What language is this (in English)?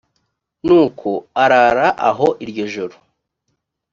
Kinyarwanda